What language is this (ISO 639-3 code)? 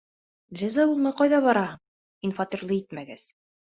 bak